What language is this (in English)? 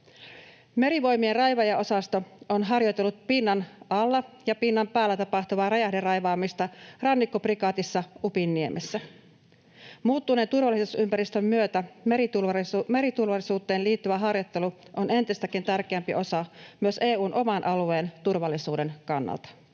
Finnish